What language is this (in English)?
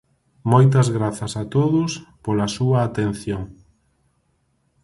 Galician